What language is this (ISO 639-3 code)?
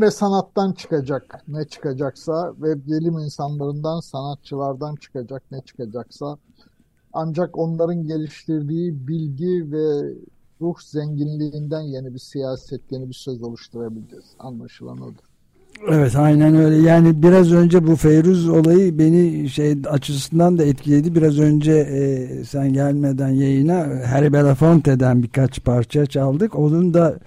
tur